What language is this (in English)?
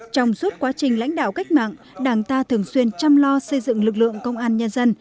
Vietnamese